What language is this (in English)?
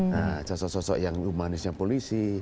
Indonesian